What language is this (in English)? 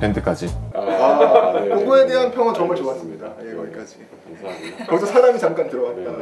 Korean